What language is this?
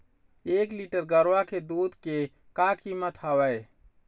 Chhattisgarhi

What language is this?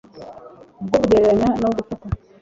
Kinyarwanda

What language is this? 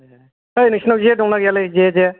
Bodo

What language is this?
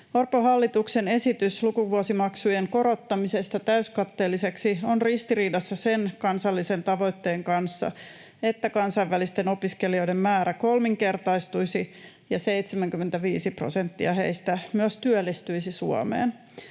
Finnish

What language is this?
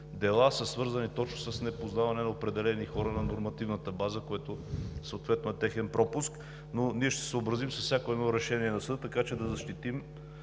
Bulgarian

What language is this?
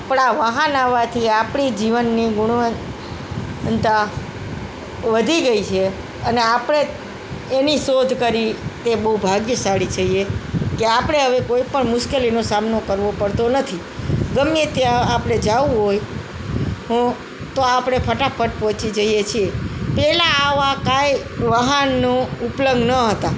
Gujarati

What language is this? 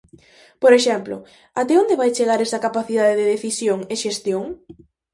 Galician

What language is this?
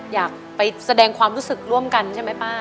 Thai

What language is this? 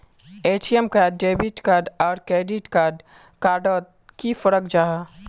Magahi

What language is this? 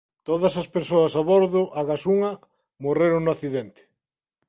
Galician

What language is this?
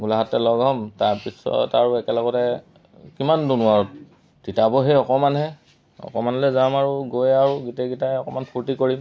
Assamese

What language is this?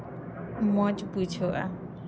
Santali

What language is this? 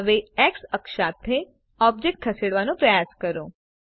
Gujarati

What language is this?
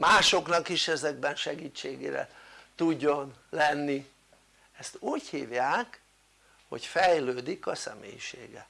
Hungarian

